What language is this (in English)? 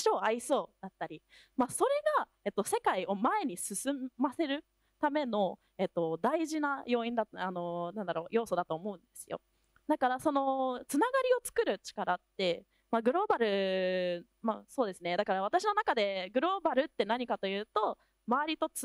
Japanese